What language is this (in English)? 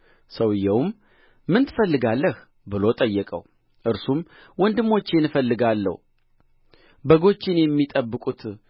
Amharic